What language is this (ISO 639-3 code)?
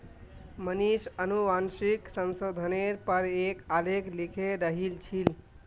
mag